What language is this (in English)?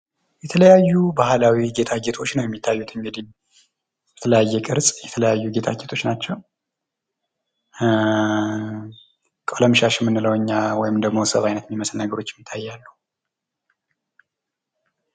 Amharic